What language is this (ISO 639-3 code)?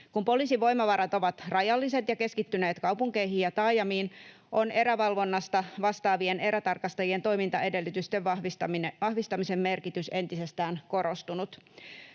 fin